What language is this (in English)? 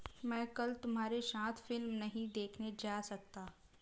Hindi